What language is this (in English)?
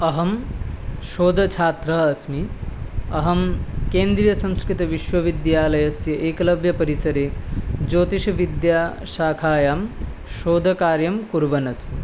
Sanskrit